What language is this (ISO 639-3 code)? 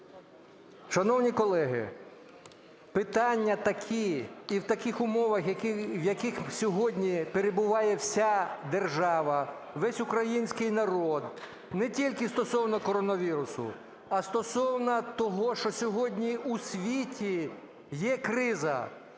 ukr